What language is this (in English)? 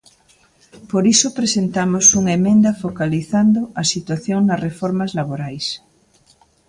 Galician